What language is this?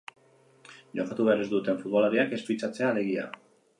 Basque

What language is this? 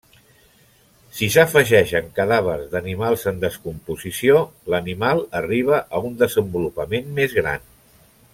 Catalan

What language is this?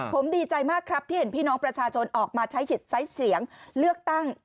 Thai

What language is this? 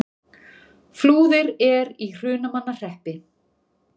Icelandic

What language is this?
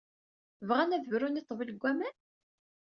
Kabyle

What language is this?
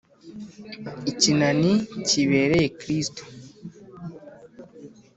Kinyarwanda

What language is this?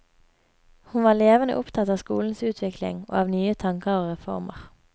Norwegian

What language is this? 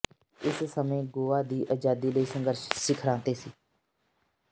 Punjabi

